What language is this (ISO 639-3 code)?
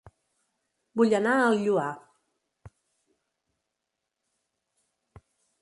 cat